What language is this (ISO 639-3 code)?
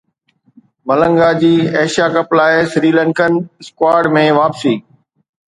snd